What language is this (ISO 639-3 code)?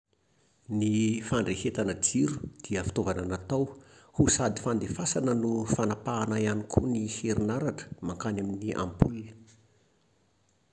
mlg